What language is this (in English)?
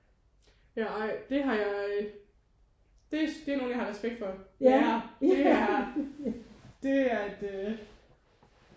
Danish